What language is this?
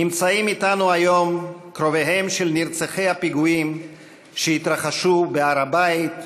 Hebrew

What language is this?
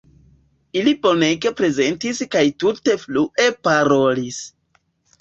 Esperanto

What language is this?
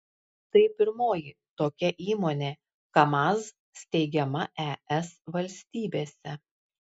Lithuanian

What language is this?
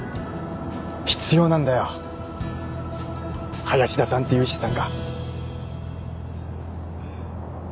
Japanese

